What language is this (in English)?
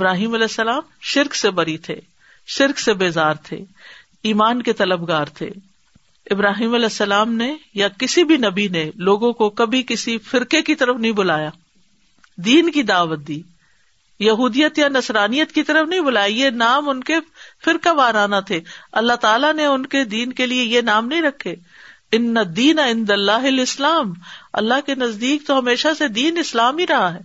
Urdu